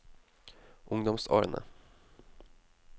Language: Norwegian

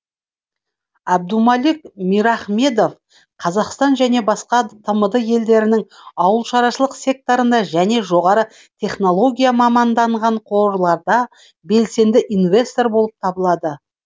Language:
Kazakh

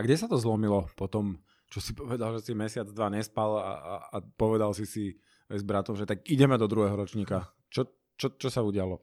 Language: Slovak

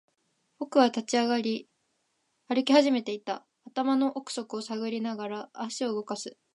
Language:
Japanese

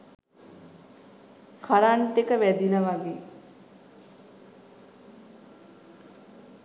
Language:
Sinhala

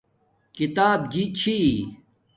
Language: Domaaki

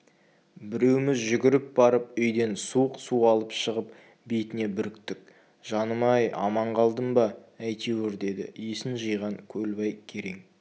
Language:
Kazakh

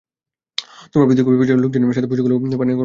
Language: Bangla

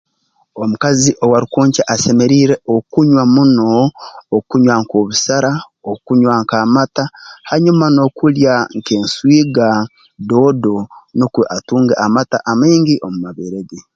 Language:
Tooro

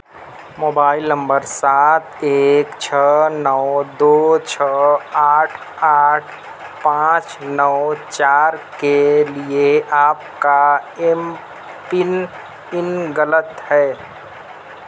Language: Urdu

